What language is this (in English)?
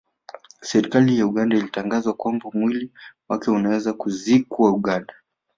Swahili